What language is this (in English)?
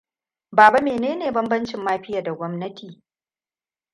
Hausa